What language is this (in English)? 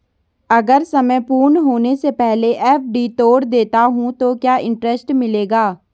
Hindi